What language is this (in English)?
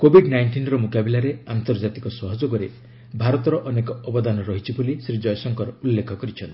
Odia